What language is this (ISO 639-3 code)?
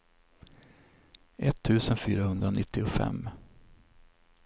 swe